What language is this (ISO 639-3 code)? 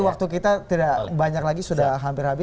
ind